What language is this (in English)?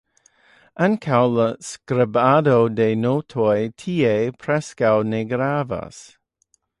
Esperanto